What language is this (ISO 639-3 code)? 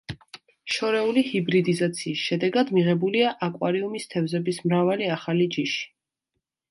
kat